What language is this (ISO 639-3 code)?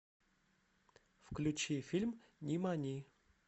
rus